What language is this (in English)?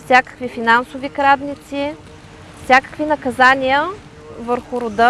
English